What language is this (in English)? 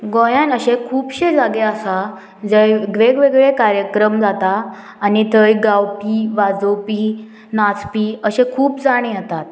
Konkani